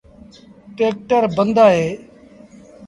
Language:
Sindhi Bhil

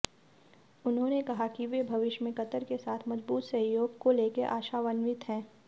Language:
Hindi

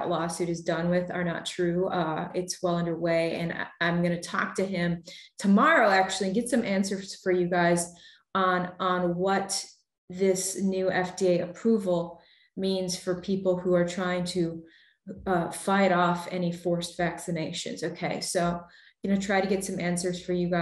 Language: English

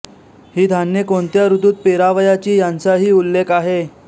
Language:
Marathi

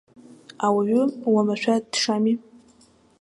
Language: Abkhazian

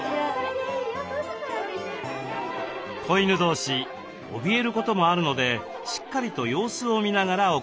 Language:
Japanese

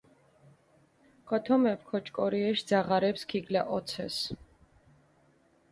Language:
Mingrelian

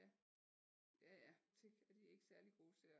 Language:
Danish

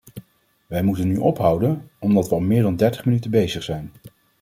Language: Dutch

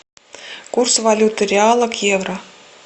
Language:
Russian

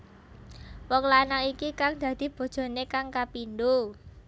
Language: Javanese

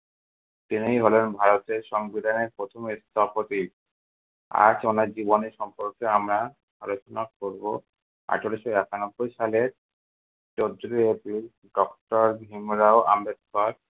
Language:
Bangla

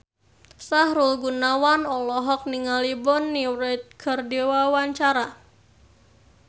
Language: Sundanese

